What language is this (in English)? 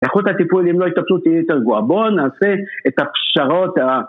Hebrew